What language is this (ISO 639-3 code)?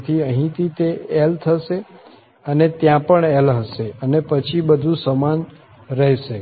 guj